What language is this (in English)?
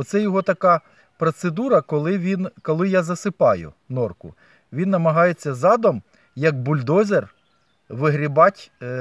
Ukrainian